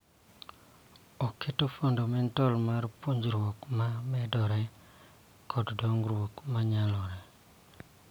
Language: Luo (Kenya and Tanzania)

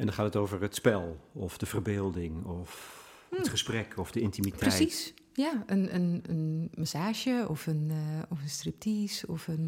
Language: Dutch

